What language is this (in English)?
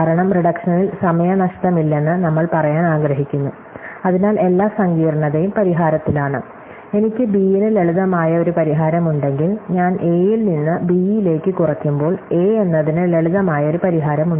Malayalam